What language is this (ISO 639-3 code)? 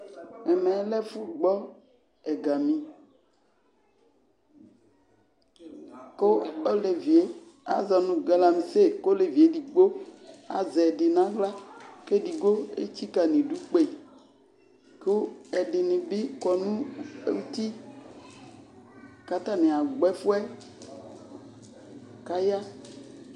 kpo